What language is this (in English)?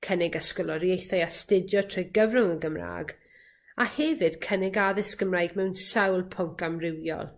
Welsh